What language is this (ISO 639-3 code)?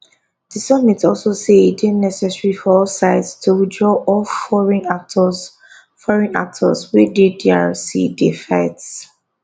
pcm